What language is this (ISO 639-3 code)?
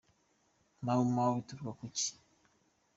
kin